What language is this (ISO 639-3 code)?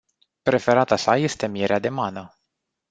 ron